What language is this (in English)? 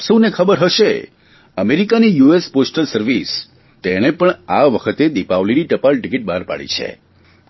Gujarati